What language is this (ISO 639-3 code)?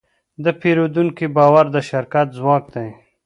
pus